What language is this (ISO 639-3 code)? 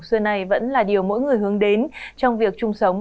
vie